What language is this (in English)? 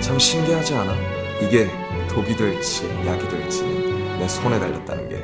Korean